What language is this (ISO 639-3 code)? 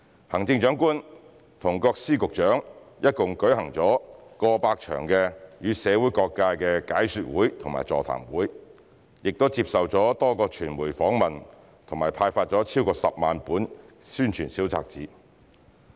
yue